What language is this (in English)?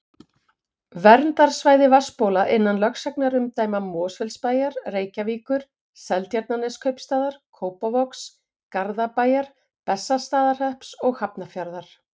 Icelandic